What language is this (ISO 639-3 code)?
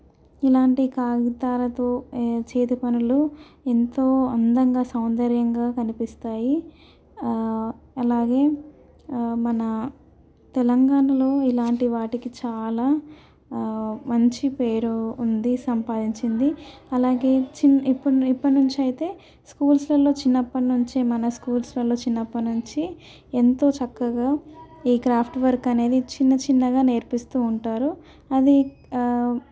tel